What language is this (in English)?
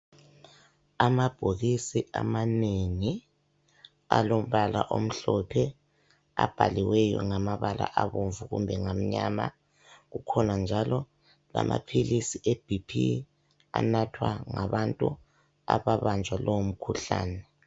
North Ndebele